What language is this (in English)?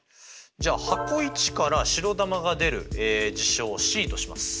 Japanese